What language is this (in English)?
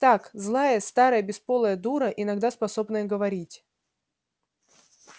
Russian